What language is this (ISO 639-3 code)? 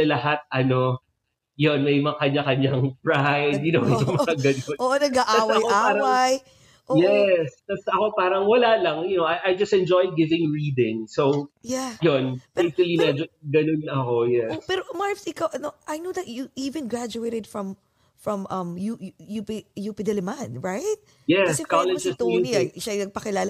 fil